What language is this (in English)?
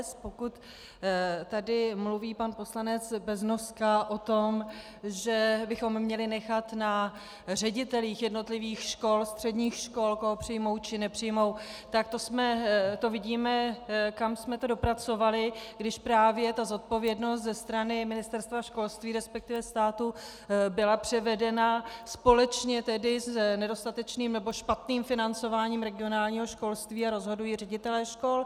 Czech